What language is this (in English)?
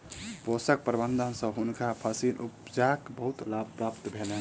Maithili